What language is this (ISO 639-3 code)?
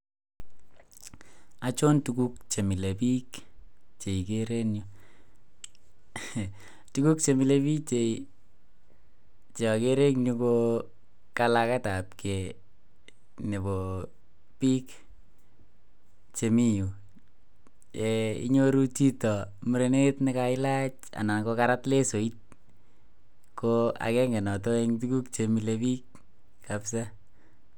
kln